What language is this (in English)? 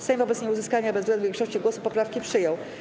Polish